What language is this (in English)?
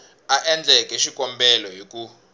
Tsonga